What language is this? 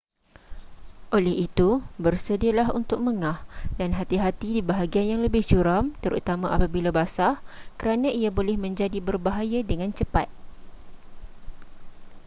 Malay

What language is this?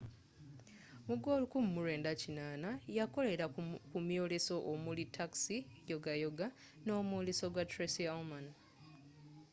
Ganda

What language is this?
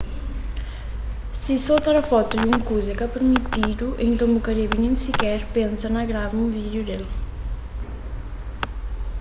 Kabuverdianu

